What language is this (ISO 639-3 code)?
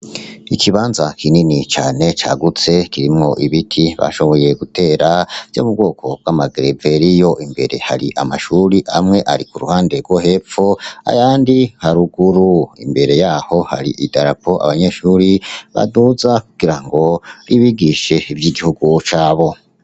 run